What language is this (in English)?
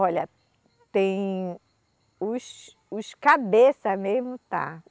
Portuguese